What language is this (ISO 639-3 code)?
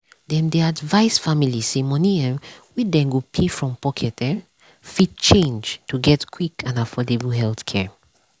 pcm